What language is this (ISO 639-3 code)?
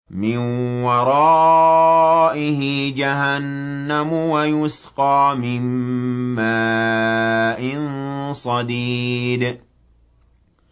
ara